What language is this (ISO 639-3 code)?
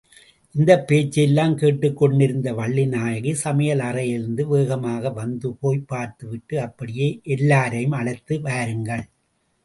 tam